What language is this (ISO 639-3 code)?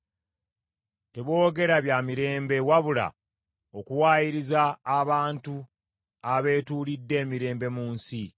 lug